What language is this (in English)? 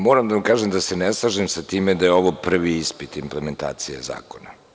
Serbian